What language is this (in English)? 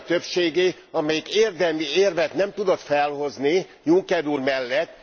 Hungarian